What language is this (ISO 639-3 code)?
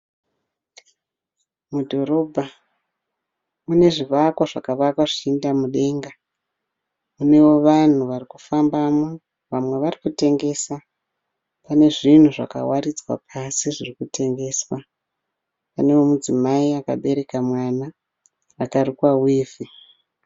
sna